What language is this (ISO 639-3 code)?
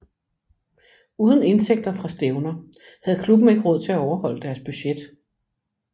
dan